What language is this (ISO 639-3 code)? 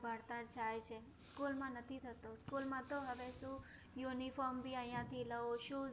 guj